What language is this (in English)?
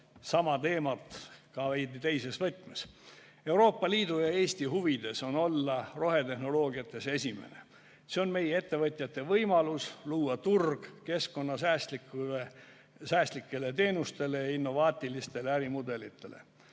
Estonian